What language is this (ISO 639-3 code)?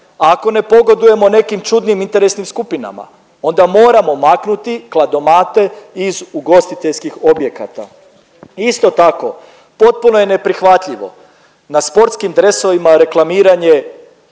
hrv